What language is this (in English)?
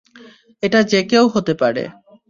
Bangla